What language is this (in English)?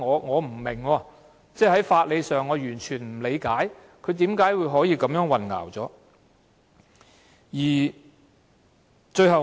Cantonese